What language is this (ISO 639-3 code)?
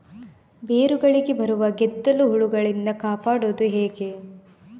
kan